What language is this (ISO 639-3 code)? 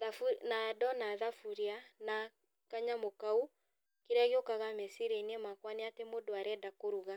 kik